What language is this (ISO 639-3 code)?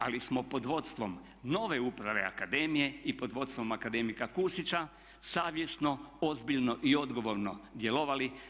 hrv